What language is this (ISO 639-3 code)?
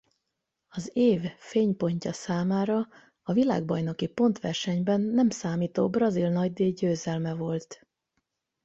hun